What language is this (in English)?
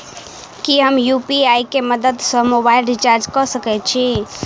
Maithili